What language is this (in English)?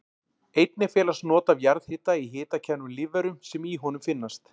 Icelandic